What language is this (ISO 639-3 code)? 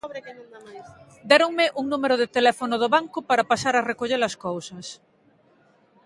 glg